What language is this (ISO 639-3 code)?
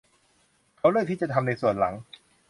tha